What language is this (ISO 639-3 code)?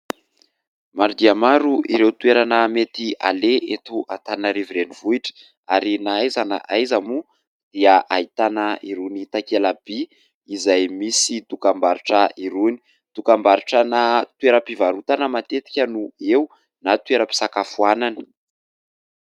mlg